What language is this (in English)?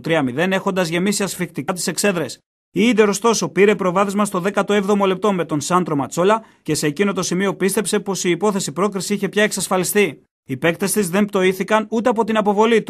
Greek